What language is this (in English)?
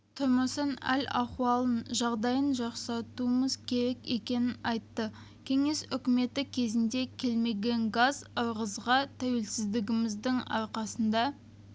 Kazakh